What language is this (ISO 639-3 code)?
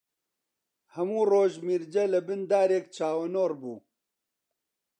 ckb